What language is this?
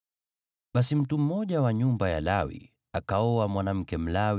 Swahili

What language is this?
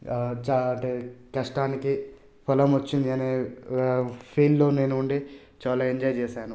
Telugu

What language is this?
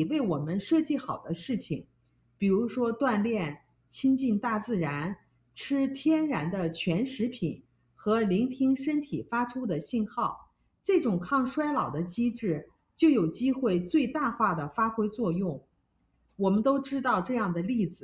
Chinese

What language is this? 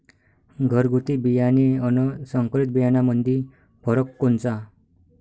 Marathi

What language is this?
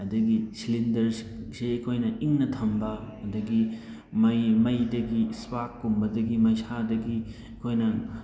Manipuri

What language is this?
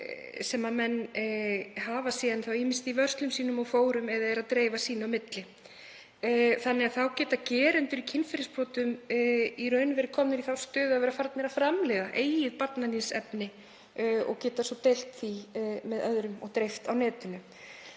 Icelandic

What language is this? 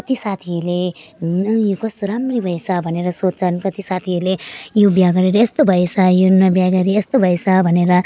Nepali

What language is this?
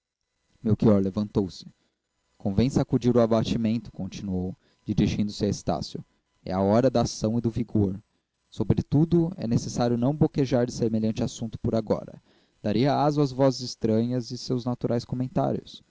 Portuguese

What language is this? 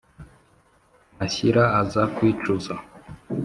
Kinyarwanda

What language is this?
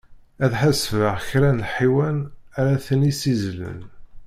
Kabyle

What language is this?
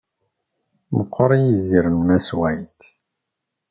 Kabyle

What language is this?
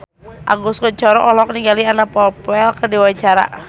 Sundanese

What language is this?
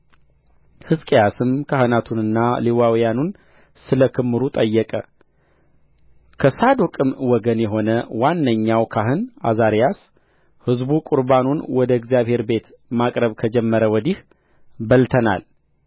Amharic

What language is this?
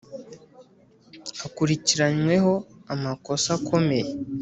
Kinyarwanda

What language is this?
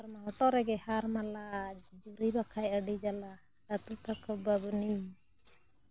Santali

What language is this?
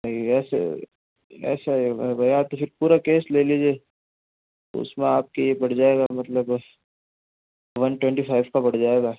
Hindi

